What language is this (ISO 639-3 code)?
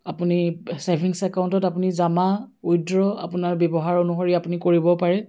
asm